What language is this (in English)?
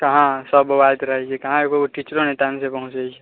Maithili